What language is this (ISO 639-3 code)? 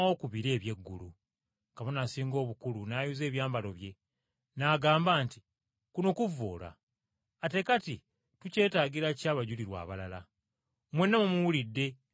lug